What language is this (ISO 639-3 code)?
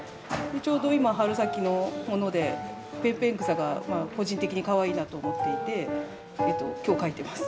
jpn